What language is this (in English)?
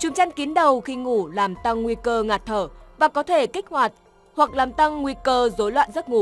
Vietnamese